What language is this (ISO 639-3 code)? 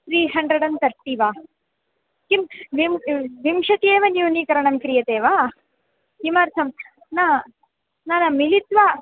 san